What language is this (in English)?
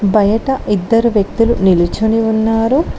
Telugu